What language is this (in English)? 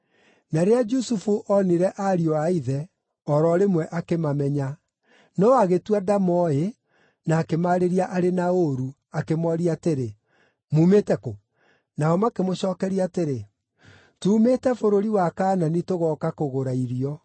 Kikuyu